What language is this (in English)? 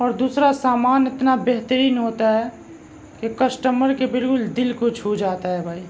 Urdu